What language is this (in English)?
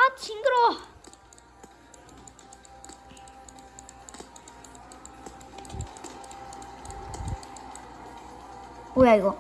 Korean